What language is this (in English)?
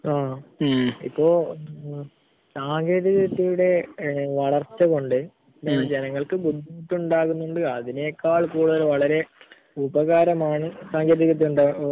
Malayalam